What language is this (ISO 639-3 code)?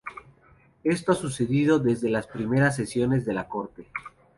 spa